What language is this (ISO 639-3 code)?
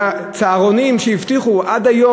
heb